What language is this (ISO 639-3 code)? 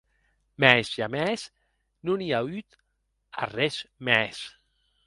oci